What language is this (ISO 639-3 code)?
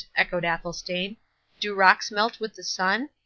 eng